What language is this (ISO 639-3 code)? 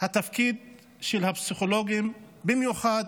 heb